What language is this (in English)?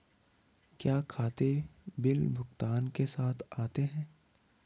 Hindi